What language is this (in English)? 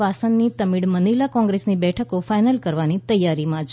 Gujarati